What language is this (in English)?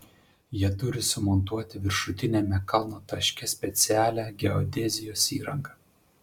Lithuanian